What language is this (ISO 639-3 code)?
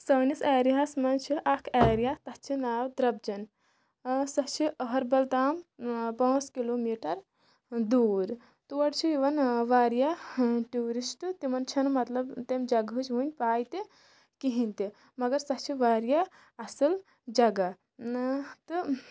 kas